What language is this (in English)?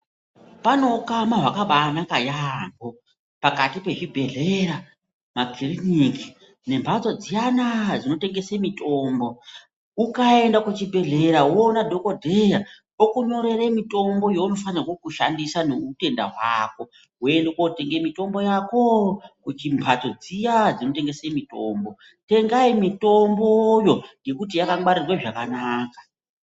Ndau